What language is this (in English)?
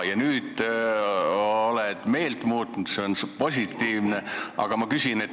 Estonian